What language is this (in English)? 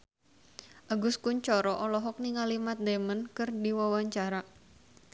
Sundanese